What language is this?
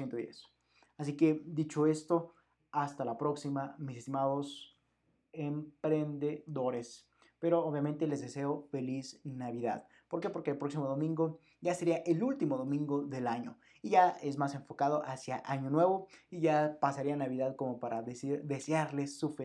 Spanish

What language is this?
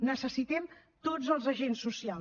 Catalan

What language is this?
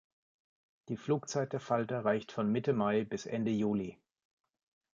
German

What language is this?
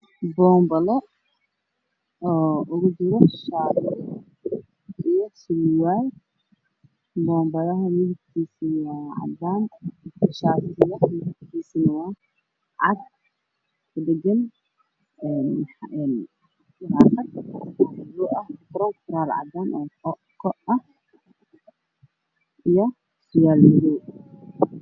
Somali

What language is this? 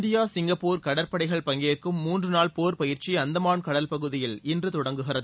Tamil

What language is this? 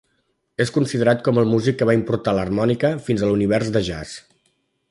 Catalan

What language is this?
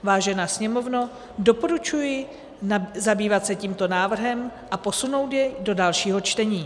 Czech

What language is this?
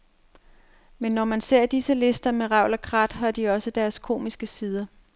Danish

